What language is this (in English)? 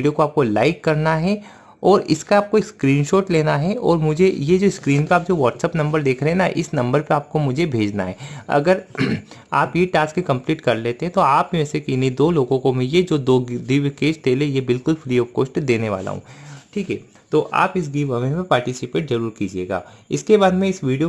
Hindi